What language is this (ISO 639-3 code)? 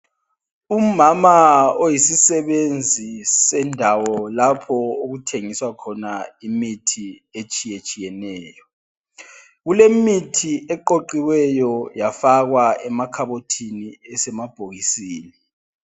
nde